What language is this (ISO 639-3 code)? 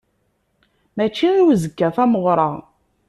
kab